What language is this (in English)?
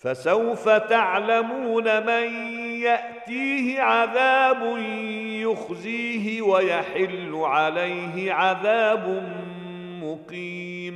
Arabic